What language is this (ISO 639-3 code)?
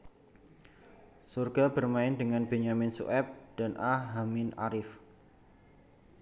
jav